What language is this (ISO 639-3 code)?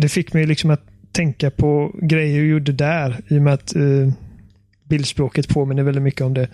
swe